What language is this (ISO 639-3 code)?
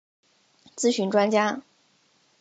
zho